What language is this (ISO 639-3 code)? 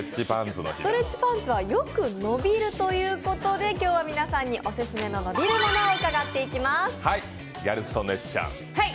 jpn